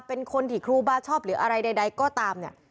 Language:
Thai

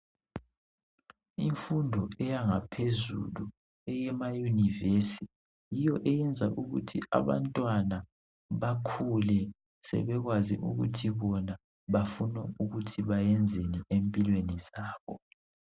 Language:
North Ndebele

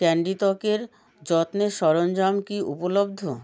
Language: Bangla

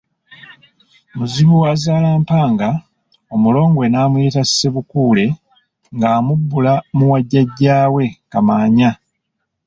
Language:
Ganda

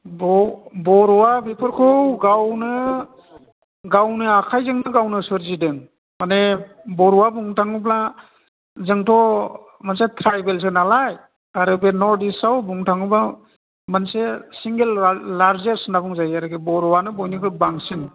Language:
Bodo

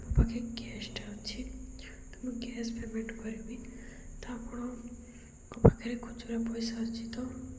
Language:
Odia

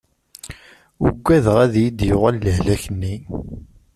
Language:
Kabyle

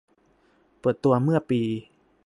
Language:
Thai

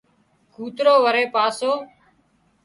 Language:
Wadiyara Koli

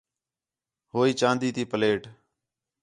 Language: Khetrani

